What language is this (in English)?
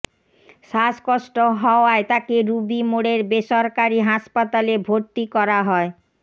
Bangla